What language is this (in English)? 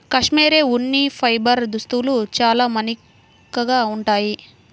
Telugu